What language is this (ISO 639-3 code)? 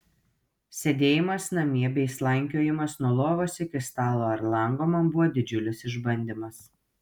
lit